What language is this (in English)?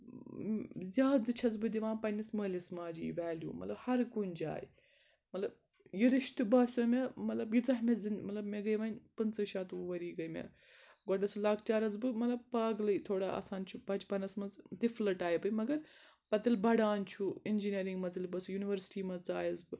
Kashmiri